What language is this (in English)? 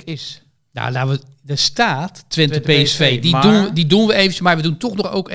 Dutch